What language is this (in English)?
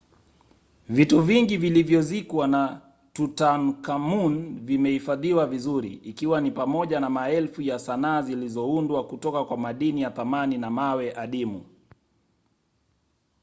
Swahili